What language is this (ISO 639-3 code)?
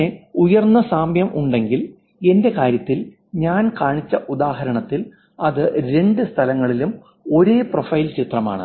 mal